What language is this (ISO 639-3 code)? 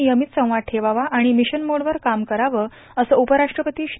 mar